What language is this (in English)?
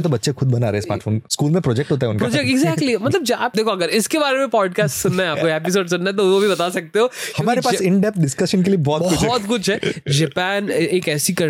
Hindi